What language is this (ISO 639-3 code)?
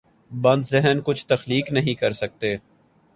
urd